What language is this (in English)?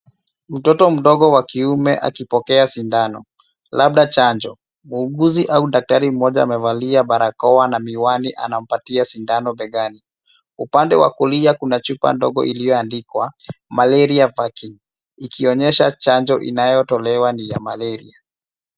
Swahili